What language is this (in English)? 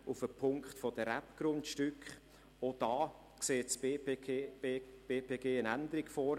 Swiss German